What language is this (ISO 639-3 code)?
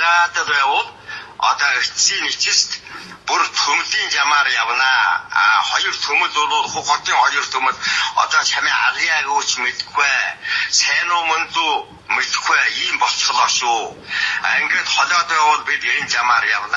jpn